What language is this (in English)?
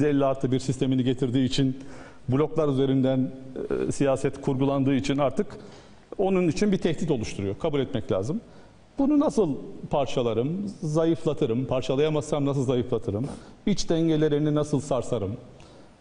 Turkish